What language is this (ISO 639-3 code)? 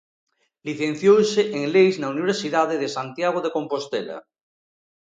glg